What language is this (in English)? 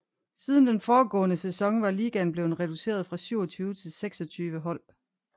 Danish